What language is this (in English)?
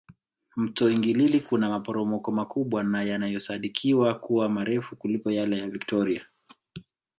Swahili